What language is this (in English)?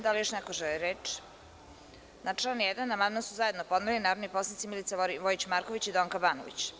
Serbian